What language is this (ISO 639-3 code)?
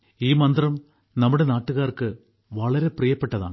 mal